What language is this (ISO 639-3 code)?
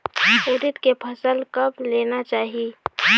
hne